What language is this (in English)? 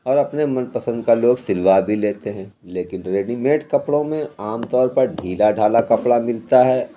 Urdu